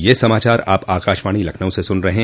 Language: Hindi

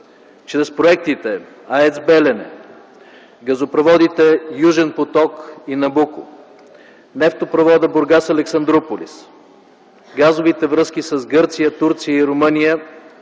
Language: Bulgarian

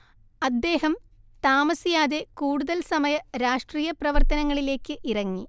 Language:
Malayalam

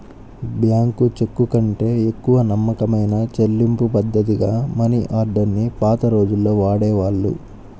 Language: Telugu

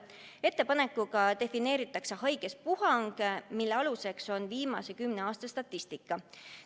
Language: Estonian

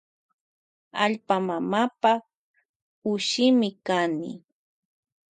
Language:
Loja Highland Quichua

